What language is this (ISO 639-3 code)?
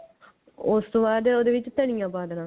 pan